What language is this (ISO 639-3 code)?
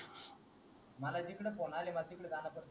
mar